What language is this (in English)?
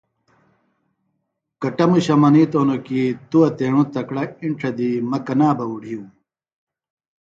Phalura